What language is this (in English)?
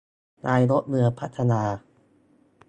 Thai